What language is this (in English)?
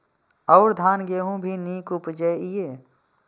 Maithili